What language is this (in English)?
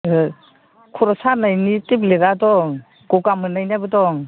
Bodo